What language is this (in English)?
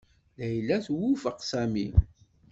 Kabyle